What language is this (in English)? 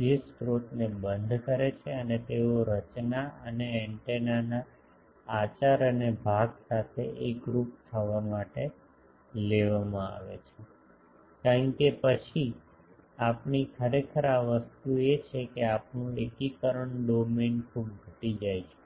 Gujarati